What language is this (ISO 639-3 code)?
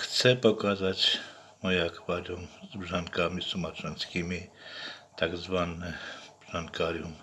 pol